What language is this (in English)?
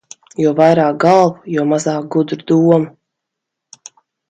Latvian